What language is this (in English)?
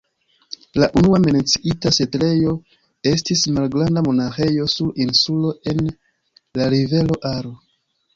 Esperanto